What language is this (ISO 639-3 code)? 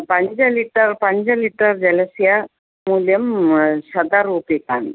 san